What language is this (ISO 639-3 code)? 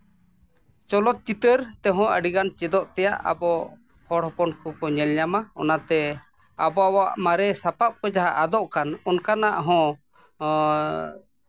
sat